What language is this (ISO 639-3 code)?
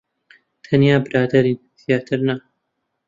ckb